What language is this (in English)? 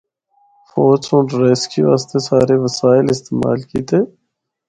Northern Hindko